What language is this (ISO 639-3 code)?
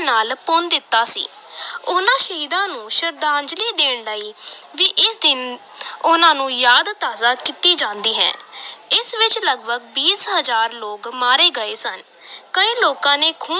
pan